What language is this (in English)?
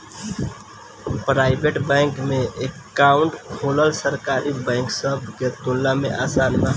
Bhojpuri